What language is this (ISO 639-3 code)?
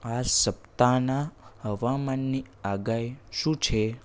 guj